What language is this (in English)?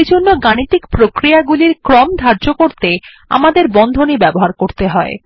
Bangla